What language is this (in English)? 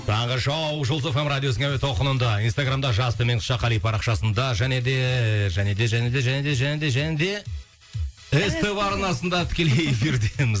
Kazakh